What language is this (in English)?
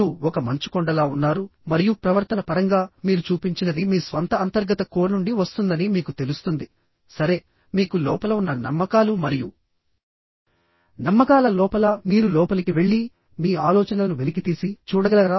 Telugu